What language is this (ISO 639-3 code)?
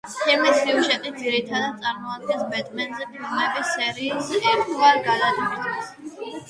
kat